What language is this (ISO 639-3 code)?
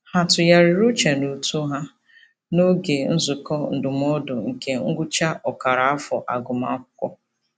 ibo